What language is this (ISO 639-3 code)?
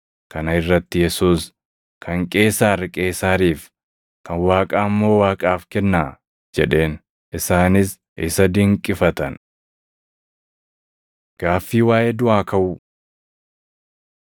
orm